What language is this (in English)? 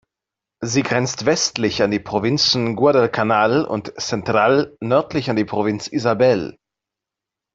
German